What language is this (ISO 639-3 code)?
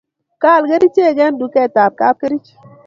kln